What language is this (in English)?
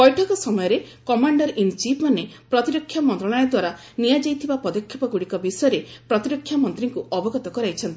Odia